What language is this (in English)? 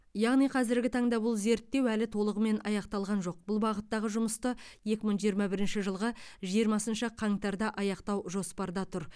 Kazakh